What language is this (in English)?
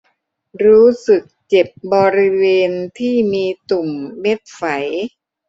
Thai